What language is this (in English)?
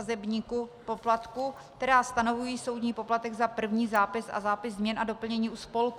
Czech